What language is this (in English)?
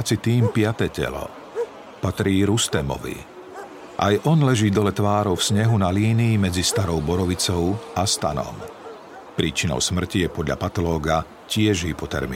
Slovak